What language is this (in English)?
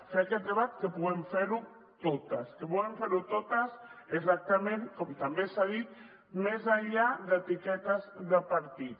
Catalan